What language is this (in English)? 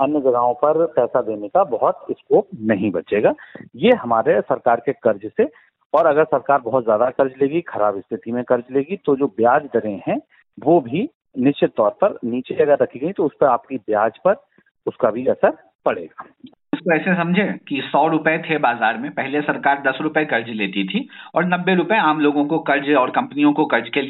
Hindi